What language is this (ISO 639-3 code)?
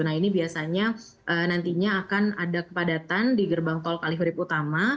ind